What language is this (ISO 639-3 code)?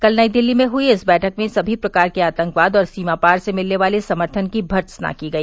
hin